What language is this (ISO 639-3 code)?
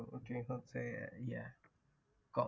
ben